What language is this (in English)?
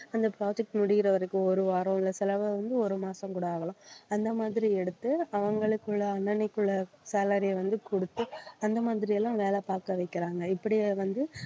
Tamil